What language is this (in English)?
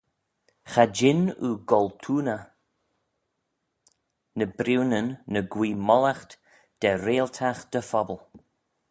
Manx